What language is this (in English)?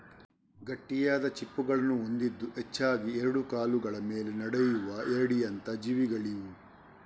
Kannada